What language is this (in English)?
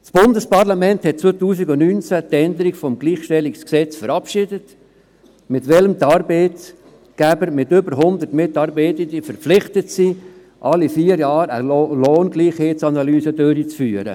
Swiss German